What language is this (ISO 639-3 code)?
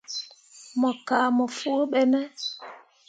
mua